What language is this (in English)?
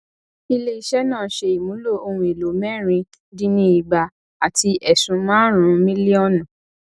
Yoruba